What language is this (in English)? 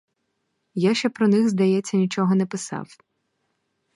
Ukrainian